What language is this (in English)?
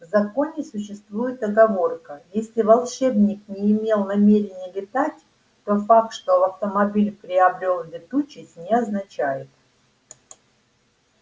Russian